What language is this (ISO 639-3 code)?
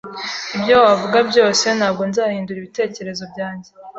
kin